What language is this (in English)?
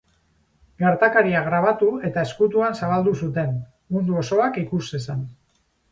Basque